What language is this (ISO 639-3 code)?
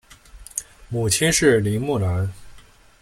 zho